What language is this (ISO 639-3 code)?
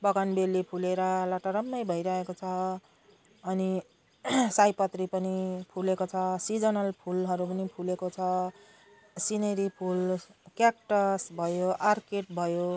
nep